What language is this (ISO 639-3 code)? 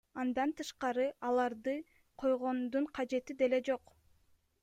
kir